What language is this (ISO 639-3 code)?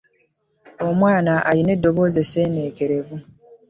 lug